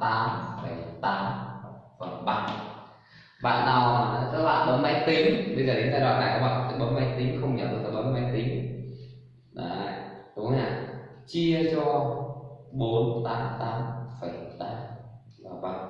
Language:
Vietnamese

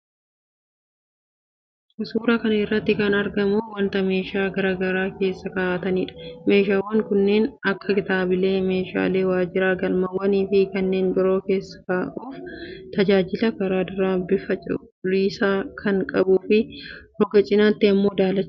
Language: Oromo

